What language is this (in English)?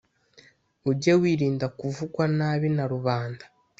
Kinyarwanda